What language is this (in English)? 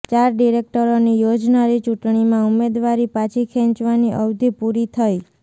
Gujarati